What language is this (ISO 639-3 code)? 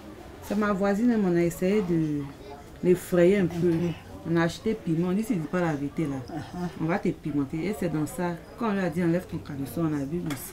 fra